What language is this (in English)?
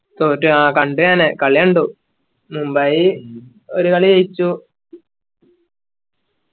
Malayalam